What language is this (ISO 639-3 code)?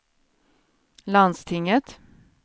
swe